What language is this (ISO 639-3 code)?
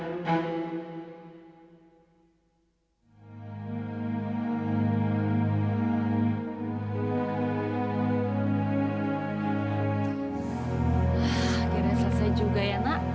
ind